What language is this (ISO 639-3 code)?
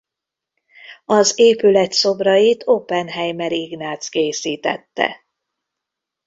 hun